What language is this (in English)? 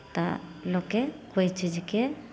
Maithili